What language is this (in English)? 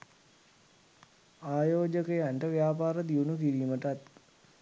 Sinhala